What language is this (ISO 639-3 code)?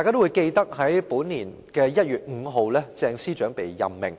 yue